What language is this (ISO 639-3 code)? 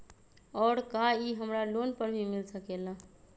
mag